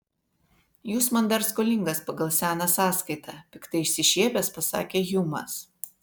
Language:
Lithuanian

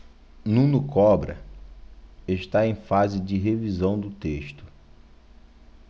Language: Portuguese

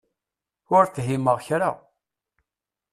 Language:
Kabyle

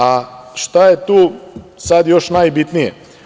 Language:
Serbian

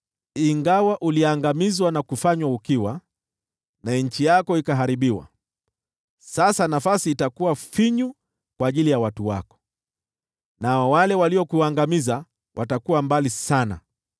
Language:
Swahili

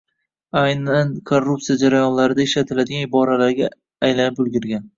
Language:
Uzbek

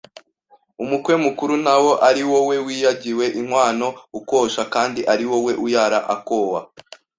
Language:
Kinyarwanda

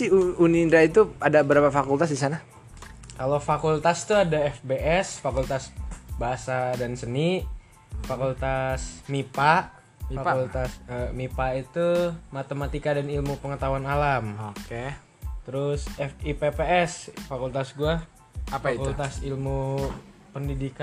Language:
Indonesian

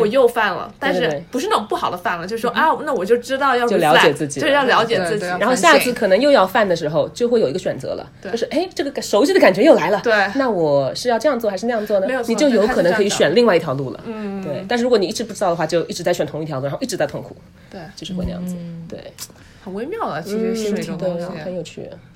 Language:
Chinese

